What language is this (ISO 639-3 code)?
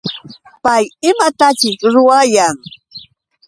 qux